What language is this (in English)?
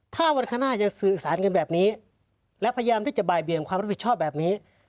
Thai